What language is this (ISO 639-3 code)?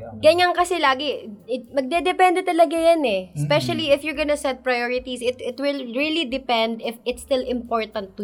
fil